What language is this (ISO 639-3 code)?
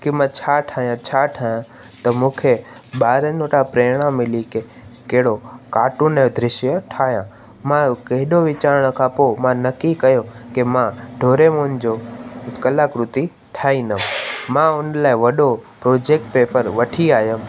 snd